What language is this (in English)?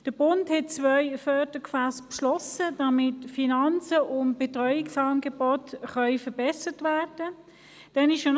Swiss German